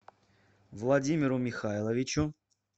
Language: Russian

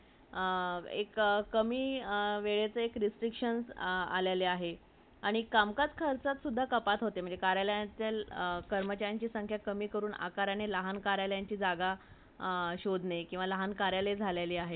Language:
Marathi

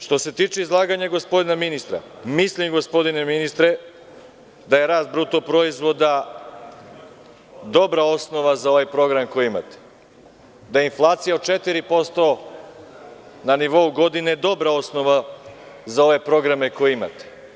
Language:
Serbian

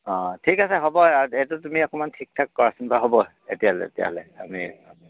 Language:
Assamese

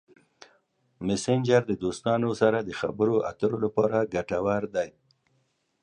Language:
Pashto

